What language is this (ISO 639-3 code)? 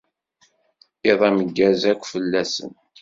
kab